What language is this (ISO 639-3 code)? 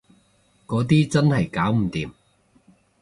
yue